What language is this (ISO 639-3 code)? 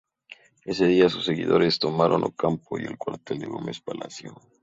spa